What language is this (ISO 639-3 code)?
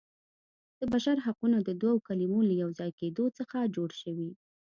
pus